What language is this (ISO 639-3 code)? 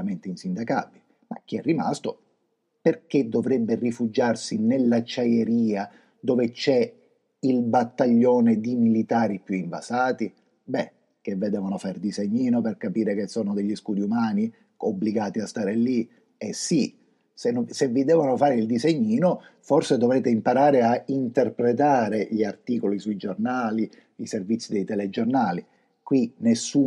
ita